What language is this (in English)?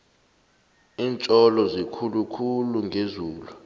South Ndebele